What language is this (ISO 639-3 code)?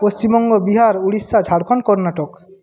ben